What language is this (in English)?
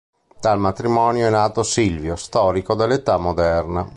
Italian